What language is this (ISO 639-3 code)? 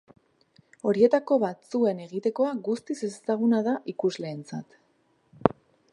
eus